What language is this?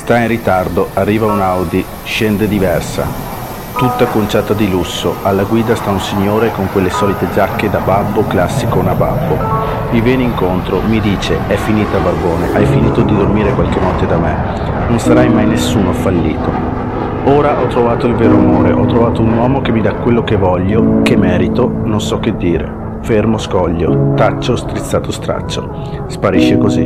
Italian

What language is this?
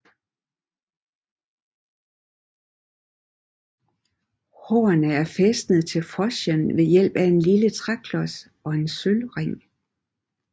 Danish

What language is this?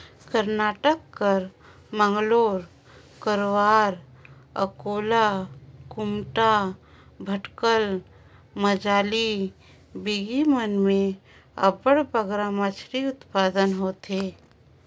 Chhattisgarhi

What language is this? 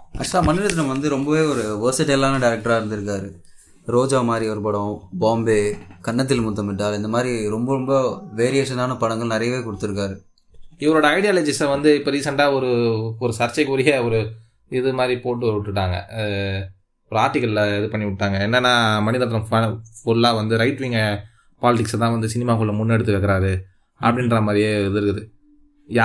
Tamil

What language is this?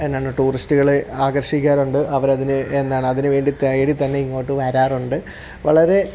Malayalam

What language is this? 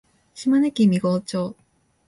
Japanese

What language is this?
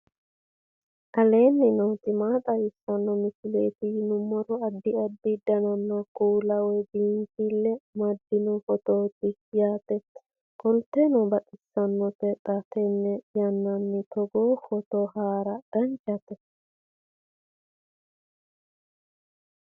Sidamo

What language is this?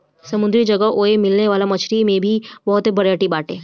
Bhojpuri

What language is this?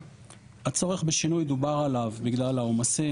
Hebrew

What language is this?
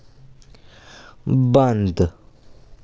Dogri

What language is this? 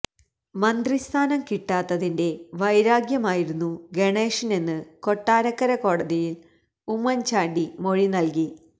Malayalam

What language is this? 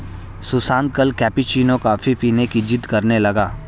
Hindi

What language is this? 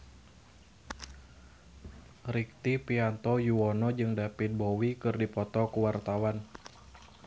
Sundanese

